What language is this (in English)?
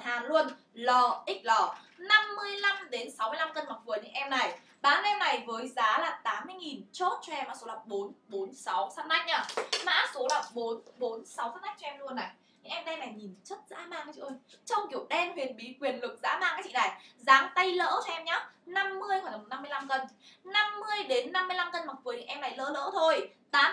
Vietnamese